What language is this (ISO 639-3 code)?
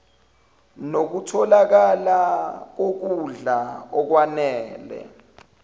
zul